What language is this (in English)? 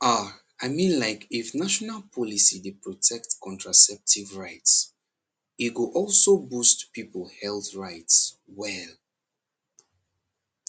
Nigerian Pidgin